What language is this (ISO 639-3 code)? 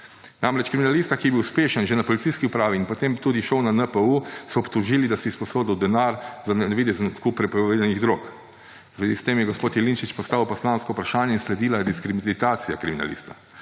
slv